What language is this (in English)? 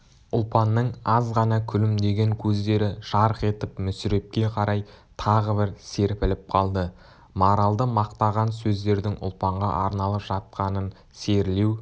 Kazakh